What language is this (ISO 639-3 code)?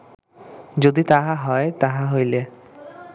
ben